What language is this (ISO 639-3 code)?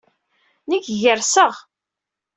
kab